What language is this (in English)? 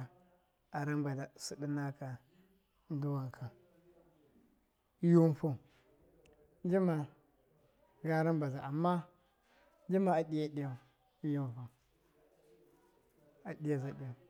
Miya